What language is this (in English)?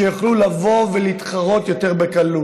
Hebrew